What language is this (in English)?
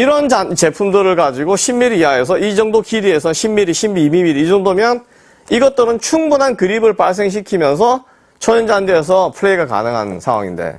Korean